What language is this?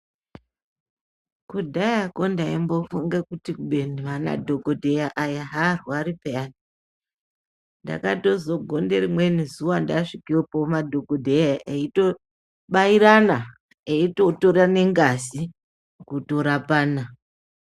Ndau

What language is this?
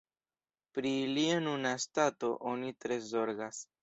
Esperanto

